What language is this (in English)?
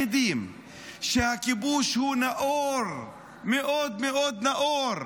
Hebrew